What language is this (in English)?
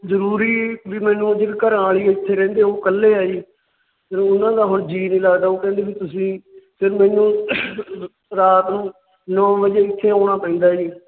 Punjabi